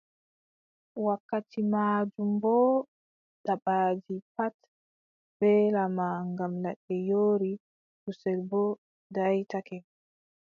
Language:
Adamawa Fulfulde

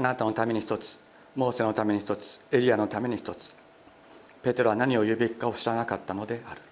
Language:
Japanese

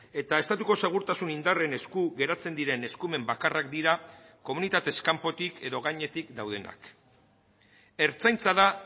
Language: Basque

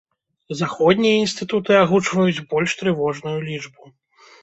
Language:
Belarusian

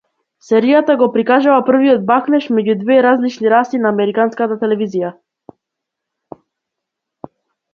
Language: Macedonian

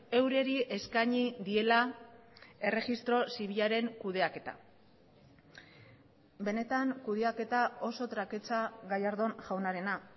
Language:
Basque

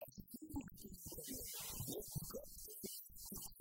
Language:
Hebrew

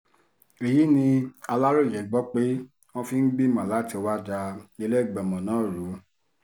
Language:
Yoruba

